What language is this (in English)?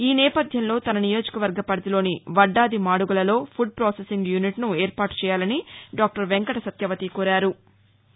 Telugu